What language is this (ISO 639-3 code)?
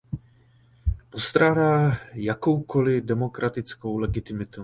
ces